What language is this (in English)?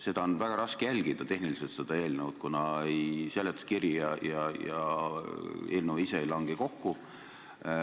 Estonian